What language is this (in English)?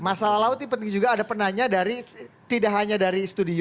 Indonesian